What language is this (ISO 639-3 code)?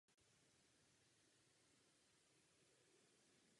ces